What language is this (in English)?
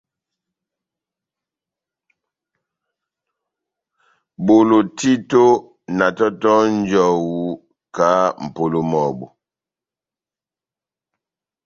Batanga